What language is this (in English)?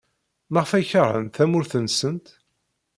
Kabyle